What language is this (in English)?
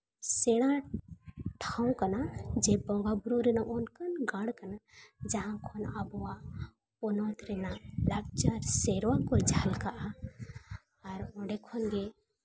Santali